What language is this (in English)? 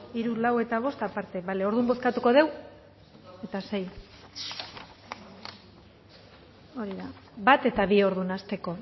Basque